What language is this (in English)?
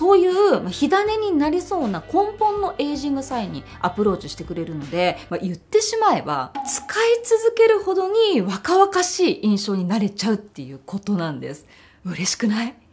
Japanese